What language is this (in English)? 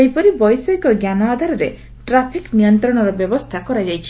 Odia